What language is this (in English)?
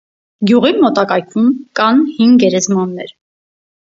Armenian